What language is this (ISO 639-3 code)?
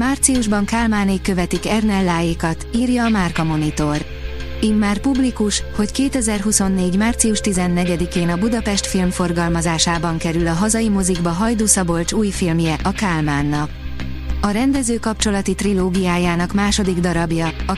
hun